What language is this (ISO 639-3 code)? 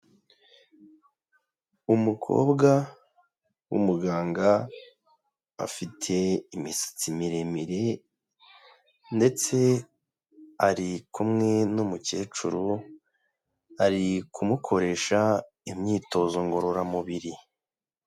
kin